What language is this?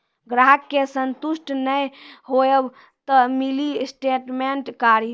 Maithili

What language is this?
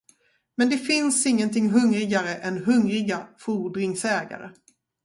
Swedish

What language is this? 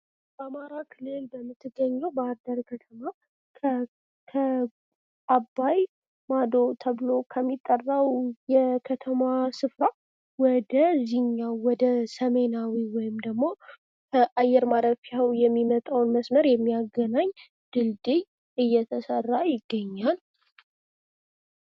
Amharic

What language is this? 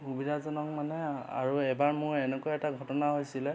Assamese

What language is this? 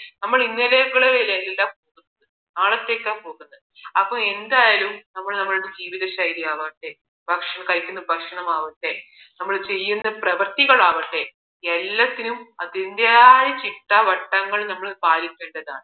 Malayalam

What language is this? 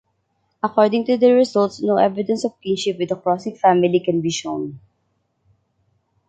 English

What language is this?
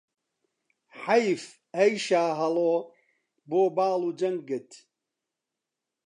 Central Kurdish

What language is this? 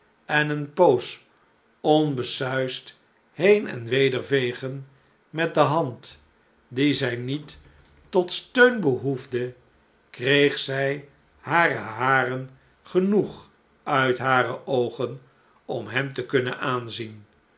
Dutch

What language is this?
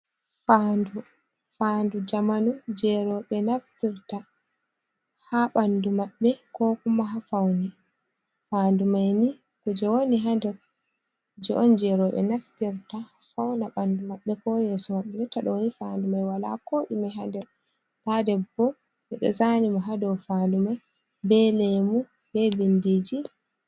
Fula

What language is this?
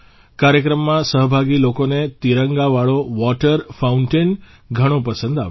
Gujarati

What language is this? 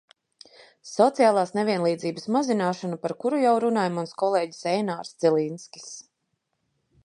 Latvian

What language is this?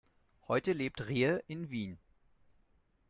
German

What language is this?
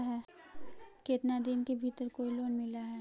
Magahi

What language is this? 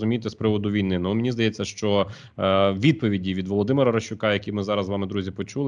Ukrainian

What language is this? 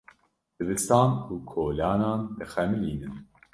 Kurdish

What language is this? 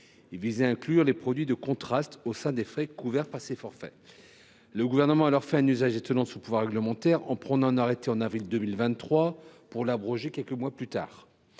French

